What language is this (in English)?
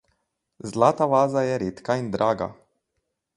Slovenian